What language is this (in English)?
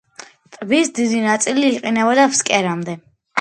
Georgian